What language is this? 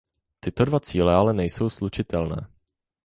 Czech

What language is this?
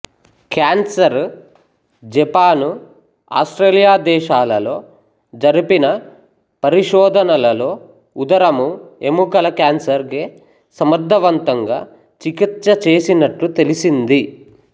Telugu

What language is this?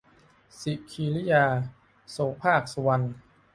Thai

